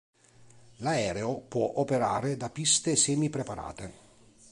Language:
Italian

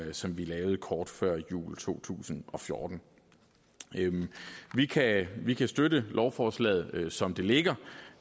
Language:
Danish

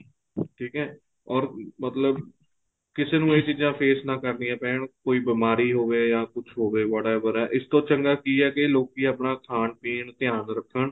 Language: Punjabi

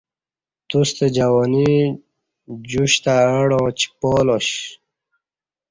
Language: Kati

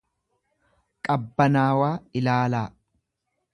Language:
Oromo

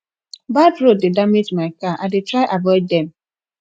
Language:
Nigerian Pidgin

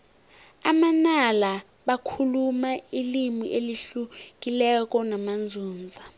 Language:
South Ndebele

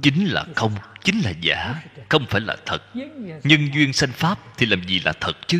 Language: Vietnamese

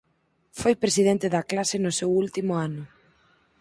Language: Galician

